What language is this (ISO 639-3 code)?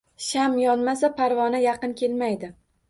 uzb